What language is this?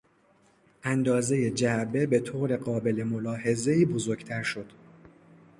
Persian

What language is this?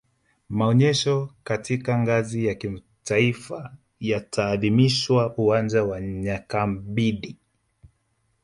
Swahili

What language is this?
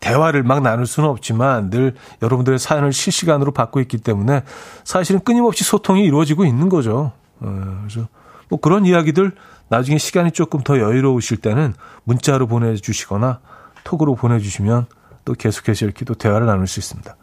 Korean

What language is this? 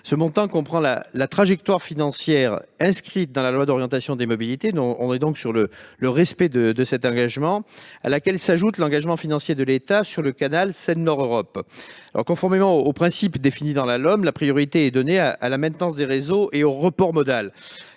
French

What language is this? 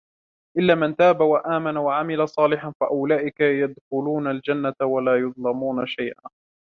Arabic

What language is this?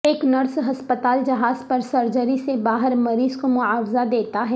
Urdu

